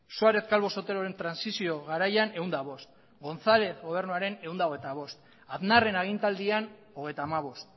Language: Basque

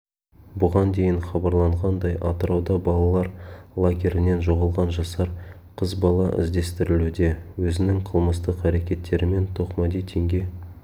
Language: Kazakh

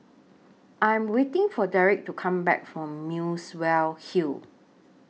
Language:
English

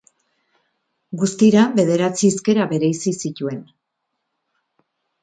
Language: Basque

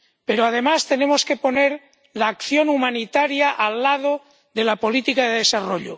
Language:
Spanish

